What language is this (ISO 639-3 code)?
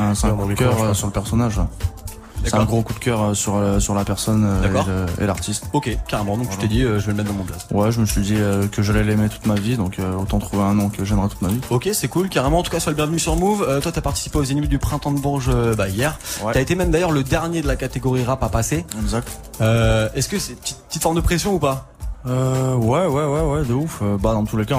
fra